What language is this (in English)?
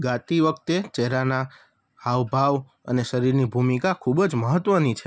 Gujarati